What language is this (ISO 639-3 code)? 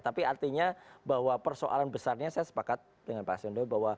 ind